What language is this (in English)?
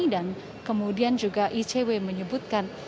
Indonesian